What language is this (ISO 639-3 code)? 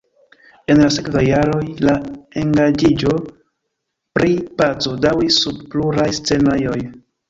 epo